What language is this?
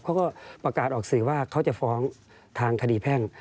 Thai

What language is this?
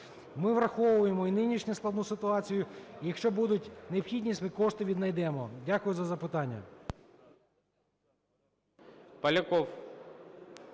Ukrainian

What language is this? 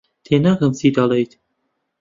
Central Kurdish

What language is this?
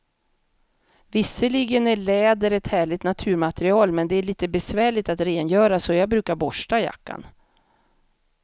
Swedish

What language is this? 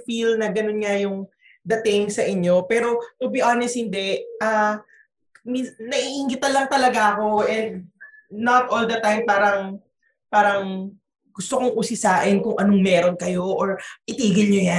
Filipino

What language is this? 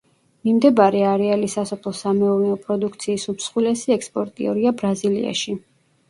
Georgian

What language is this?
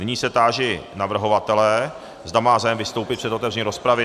Czech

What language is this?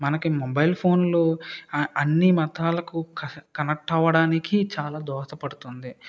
Telugu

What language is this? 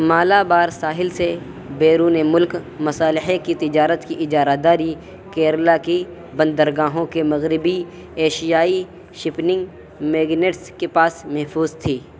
Urdu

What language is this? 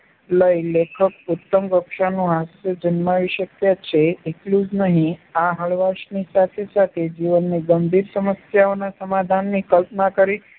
Gujarati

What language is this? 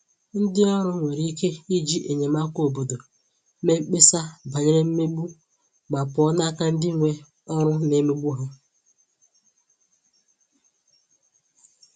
Igbo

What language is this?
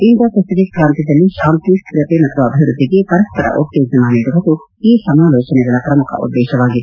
Kannada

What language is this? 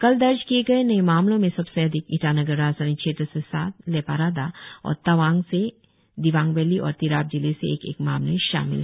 Hindi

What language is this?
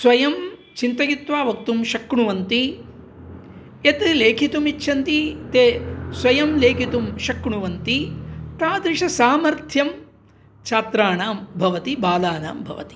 Sanskrit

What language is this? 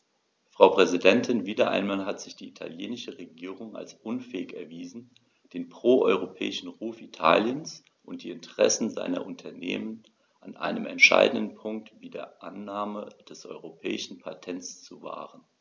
German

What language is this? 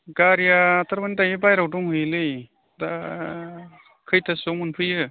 Bodo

